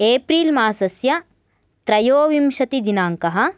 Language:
Sanskrit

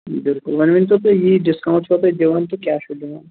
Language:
Kashmiri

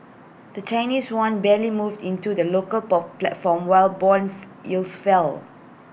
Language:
English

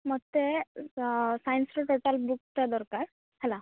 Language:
Odia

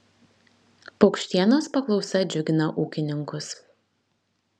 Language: Lithuanian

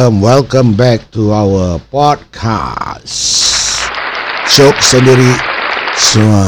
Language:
Malay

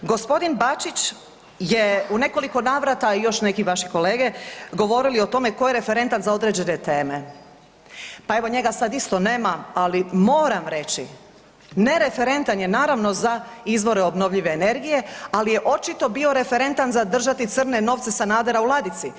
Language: Croatian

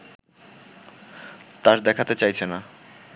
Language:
Bangla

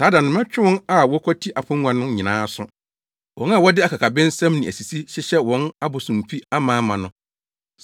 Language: Akan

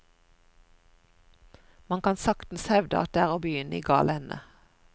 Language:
Norwegian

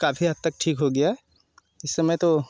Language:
Hindi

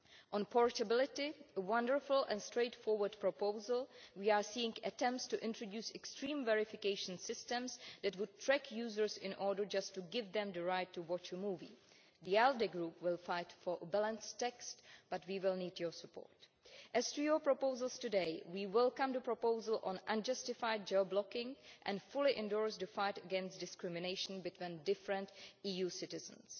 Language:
English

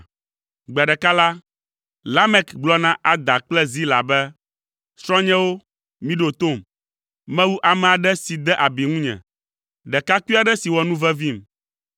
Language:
Ewe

